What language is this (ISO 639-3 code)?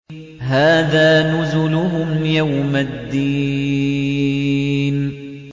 ara